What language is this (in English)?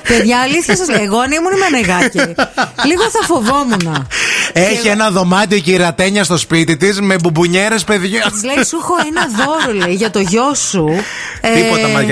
Greek